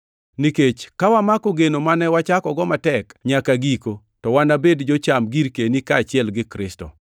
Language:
Luo (Kenya and Tanzania)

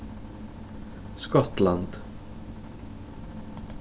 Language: Faroese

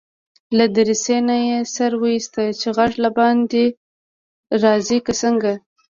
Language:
Pashto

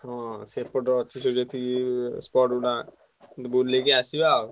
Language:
Odia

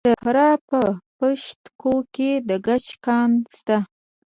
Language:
Pashto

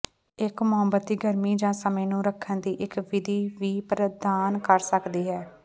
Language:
Punjabi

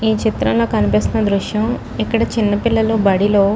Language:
Telugu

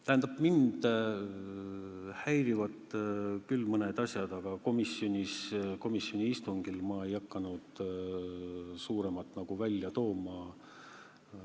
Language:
Estonian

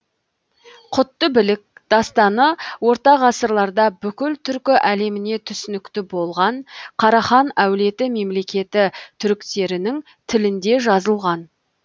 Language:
Kazakh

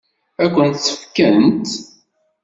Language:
Kabyle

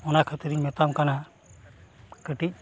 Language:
Santali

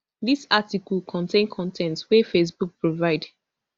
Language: Nigerian Pidgin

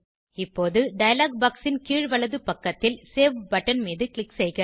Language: Tamil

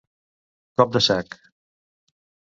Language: Catalan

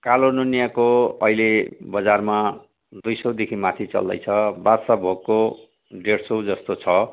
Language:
Nepali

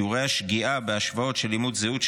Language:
Hebrew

